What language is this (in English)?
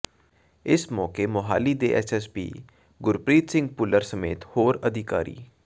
Punjabi